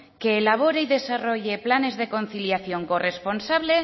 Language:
Spanish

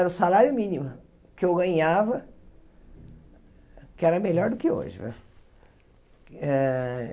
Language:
Portuguese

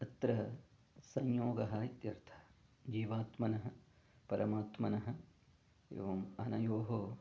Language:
Sanskrit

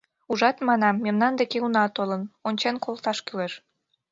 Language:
Mari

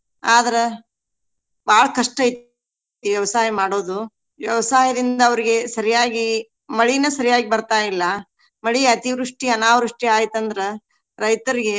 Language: Kannada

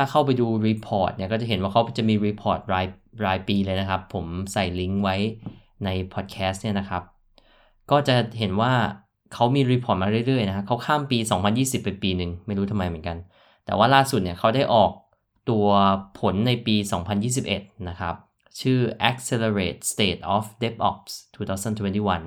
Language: Thai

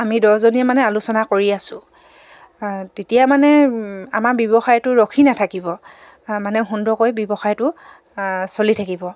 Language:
Assamese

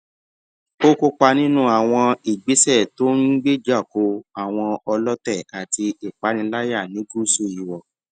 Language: Yoruba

